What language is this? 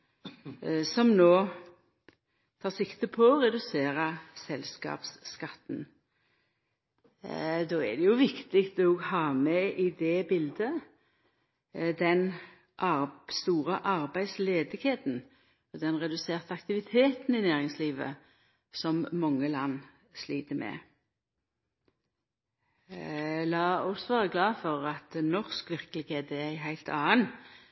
Norwegian Nynorsk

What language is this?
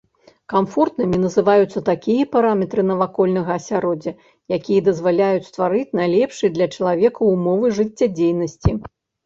Belarusian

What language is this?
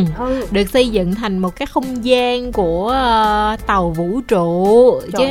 Vietnamese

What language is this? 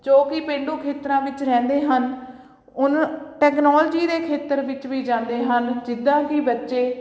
Punjabi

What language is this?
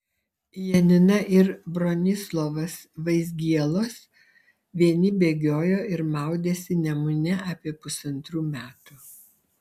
Lithuanian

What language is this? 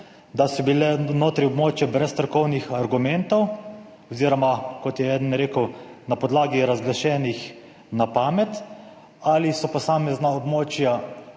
Slovenian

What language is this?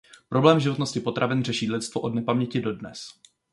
Czech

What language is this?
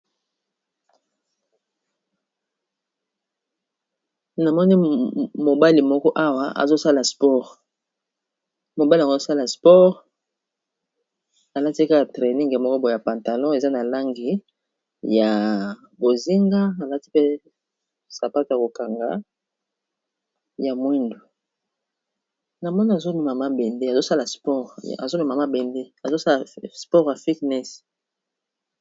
Lingala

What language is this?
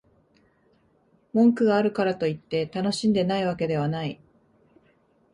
Japanese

